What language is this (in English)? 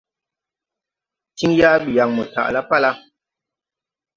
Tupuri